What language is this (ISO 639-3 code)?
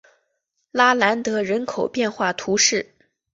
zho